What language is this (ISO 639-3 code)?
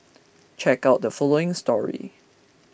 eng